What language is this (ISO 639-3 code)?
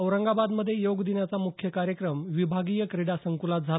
mar